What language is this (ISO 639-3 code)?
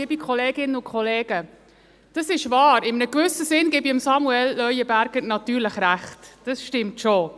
gsw